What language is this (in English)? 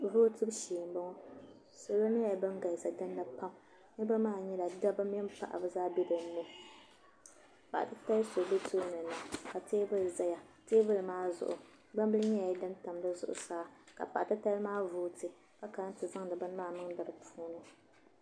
Dagbani